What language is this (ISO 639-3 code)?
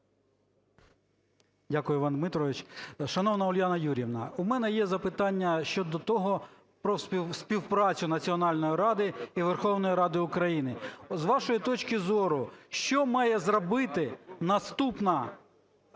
ukr